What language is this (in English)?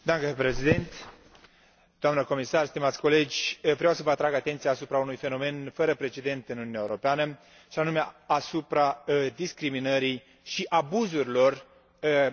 Romanian